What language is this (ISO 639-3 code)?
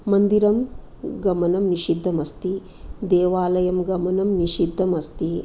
san